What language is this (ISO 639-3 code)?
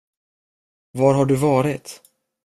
swe